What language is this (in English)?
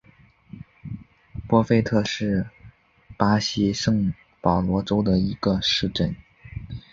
Chinese